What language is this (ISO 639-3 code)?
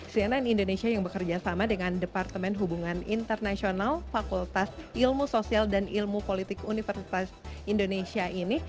ind